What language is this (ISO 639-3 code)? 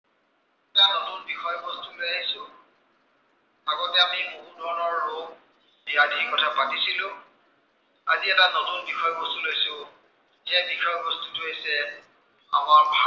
asm